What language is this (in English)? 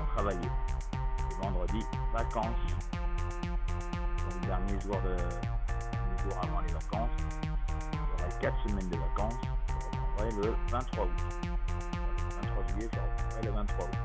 French